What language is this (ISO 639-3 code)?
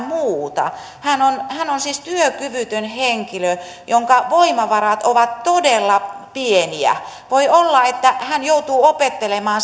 fin